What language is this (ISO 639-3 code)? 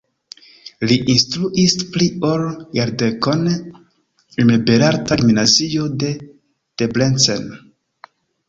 epo